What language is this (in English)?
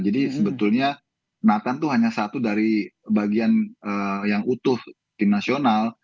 Indonesian